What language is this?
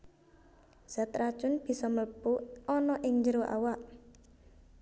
Javanese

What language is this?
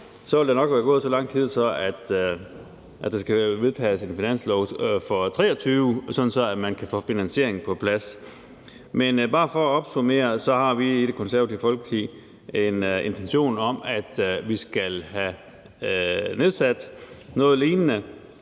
Danish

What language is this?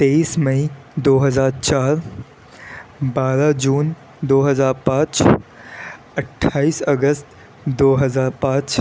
Urdu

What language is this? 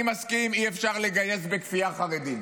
Hebrew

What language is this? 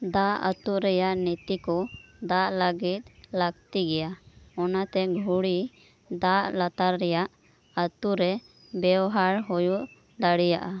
Santali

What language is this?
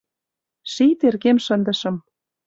Mari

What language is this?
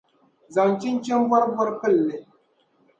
Dagbani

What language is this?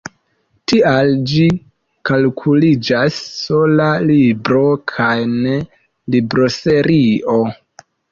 Esperanto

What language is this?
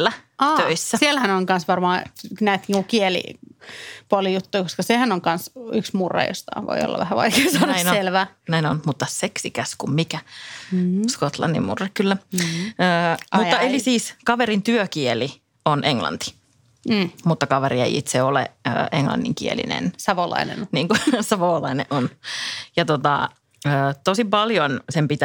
Finnish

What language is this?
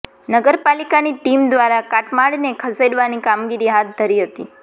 Gujarati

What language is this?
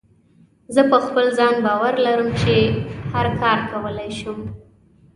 Pashto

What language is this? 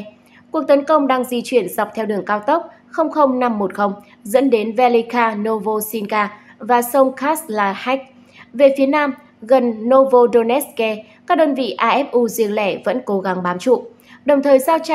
Vietnamese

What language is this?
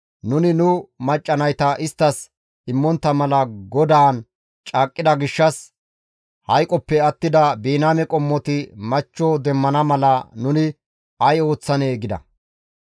Gamo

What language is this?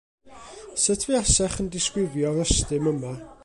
Welsh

